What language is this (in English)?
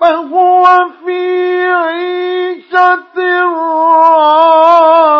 Arabic